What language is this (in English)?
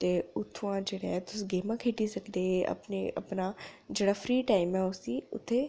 Dogri